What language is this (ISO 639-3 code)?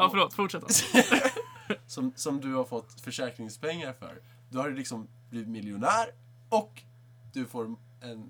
swe